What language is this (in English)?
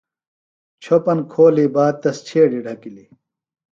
Phalura